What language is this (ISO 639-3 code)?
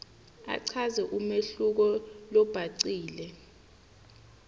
ssw